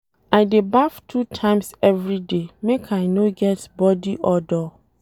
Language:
Nigerian Pidgin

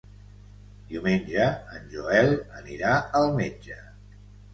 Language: Catalan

